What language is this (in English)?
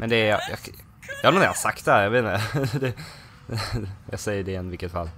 Swedish